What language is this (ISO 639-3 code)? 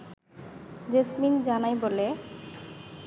ben